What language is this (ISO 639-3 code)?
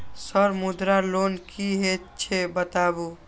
mai